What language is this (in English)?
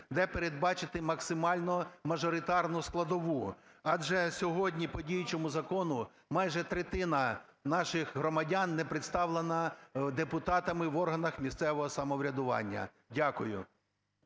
Ukrainian